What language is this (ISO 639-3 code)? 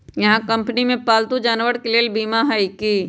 mag